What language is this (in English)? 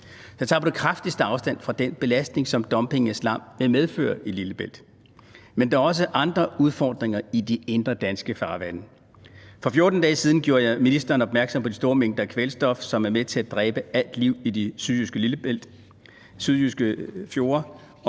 Danish